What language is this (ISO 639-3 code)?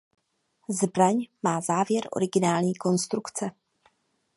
ces